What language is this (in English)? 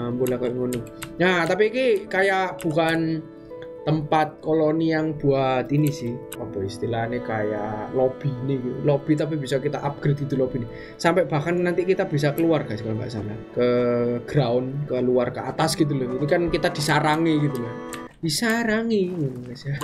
Indonesian